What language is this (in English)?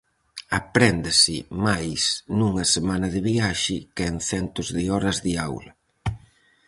Galician